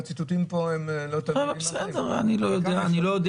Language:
Hebrew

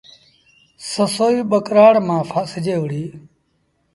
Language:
Sindhi Bhil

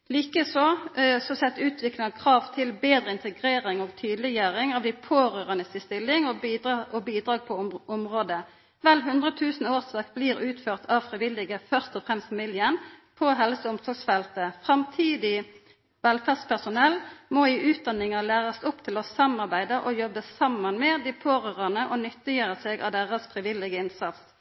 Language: Norwegian Nynorsk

